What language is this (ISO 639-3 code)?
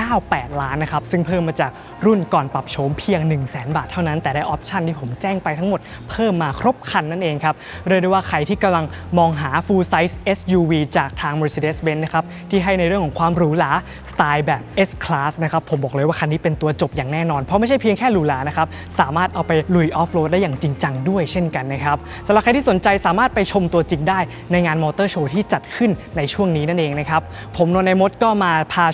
tha